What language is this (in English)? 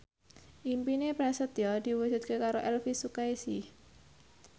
Javanese